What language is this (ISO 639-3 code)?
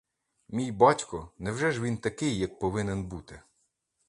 ukr